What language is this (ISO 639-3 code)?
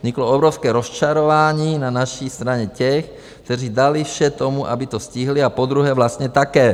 ces